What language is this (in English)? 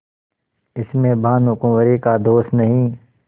Hindi